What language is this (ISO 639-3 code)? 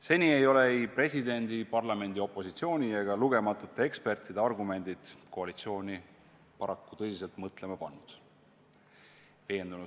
est